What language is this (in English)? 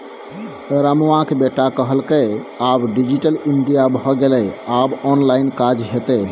Maithili